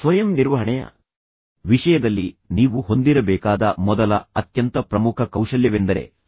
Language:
Kannada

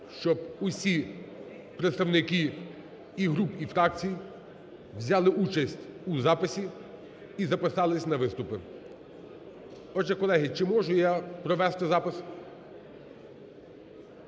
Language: Ukrainian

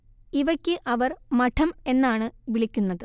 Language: Malayalam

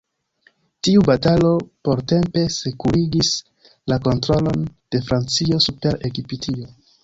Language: Esperanto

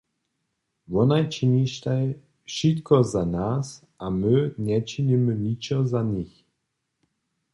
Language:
Upper Sorbian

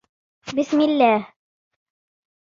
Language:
Arabic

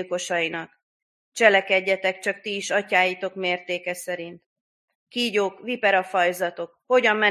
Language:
Hungarian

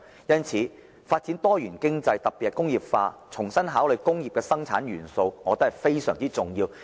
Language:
Cantonese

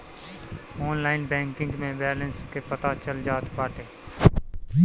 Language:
Bhojpuri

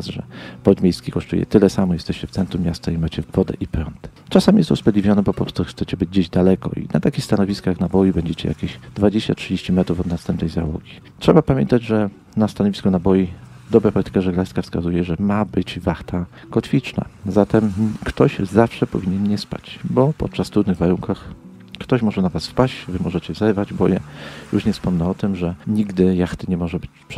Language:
Polish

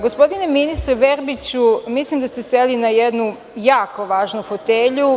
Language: Serbian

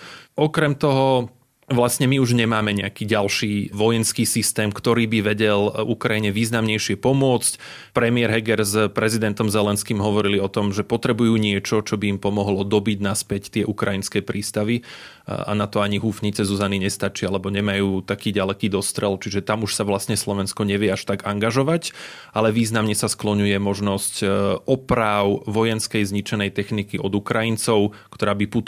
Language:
Slovak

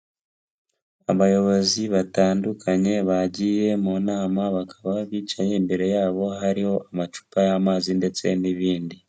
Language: Kinyarwanda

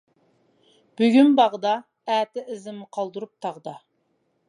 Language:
Uyghur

